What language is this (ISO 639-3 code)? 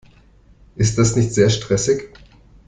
deu